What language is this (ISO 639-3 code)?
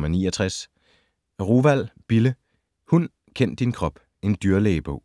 dan